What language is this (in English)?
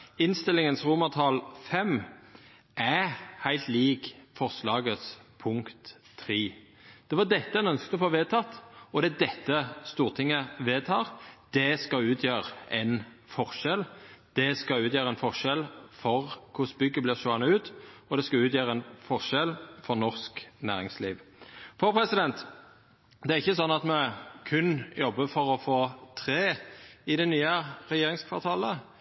Norwegian Nynorsk